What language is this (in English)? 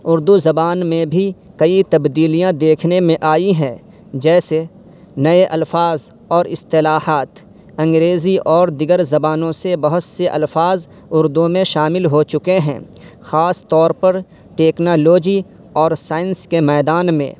Urdu